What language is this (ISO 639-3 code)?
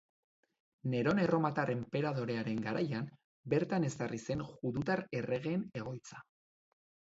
eus